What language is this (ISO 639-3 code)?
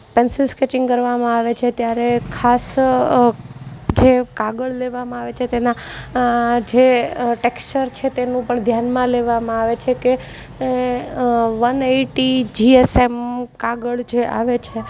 guj